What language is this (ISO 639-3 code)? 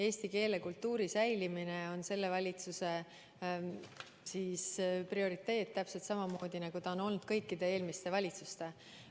est